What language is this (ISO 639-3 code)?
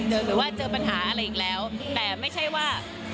tha